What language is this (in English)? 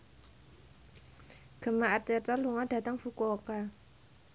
Javanese